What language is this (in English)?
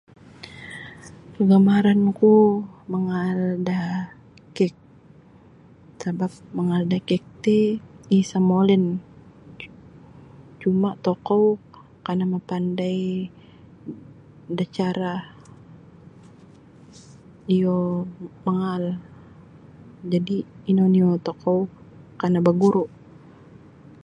Sabah Bisaya